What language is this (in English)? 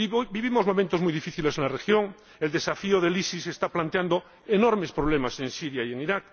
Spanish